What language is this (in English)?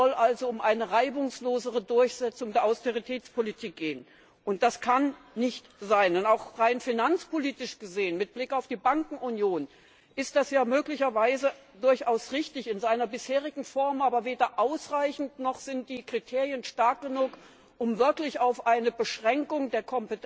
German